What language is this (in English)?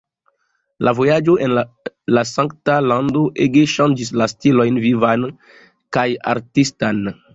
Esperanto